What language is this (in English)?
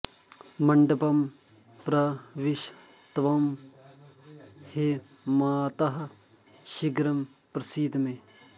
Sanskrit